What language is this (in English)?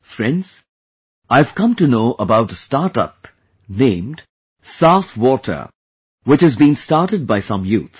English